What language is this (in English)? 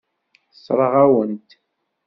Kabyle